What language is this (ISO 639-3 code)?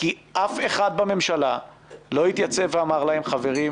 heb